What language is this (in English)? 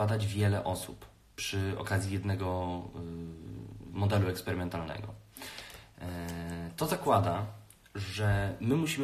Polish